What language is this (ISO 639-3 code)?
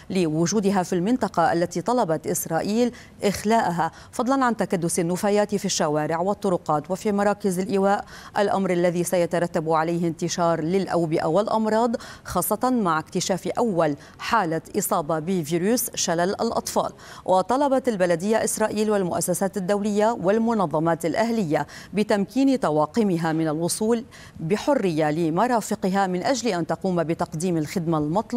ara